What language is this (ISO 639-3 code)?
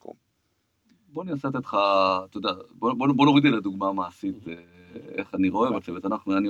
heb